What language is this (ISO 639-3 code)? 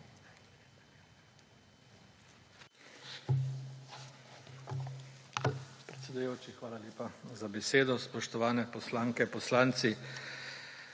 slv